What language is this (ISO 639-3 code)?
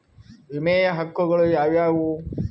kan